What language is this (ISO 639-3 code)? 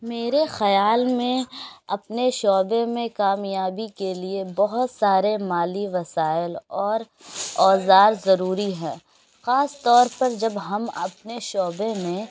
urd